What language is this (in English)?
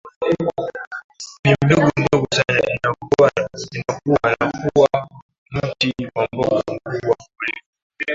Swahili